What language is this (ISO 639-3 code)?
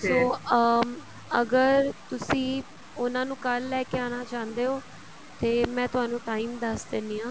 pan